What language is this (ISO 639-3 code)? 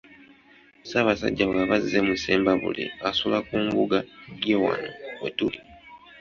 lug